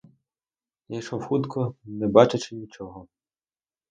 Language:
Ukrainian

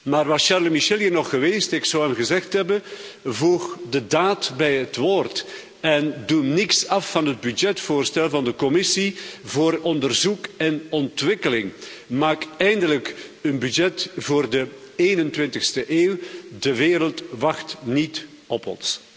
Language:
Dutch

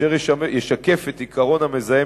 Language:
Hebrew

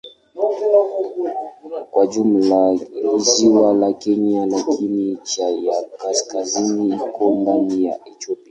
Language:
Swahili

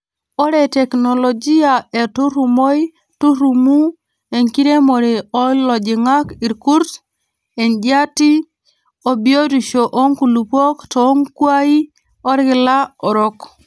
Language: Masai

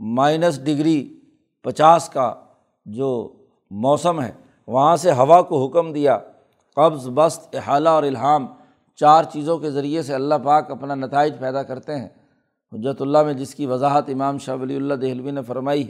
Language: Urdu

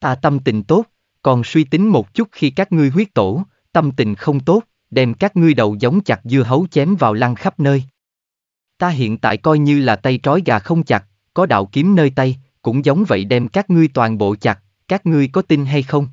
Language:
Vietnamese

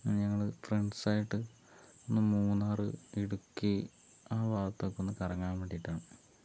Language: Malayalam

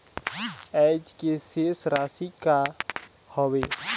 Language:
Chhattisgarhi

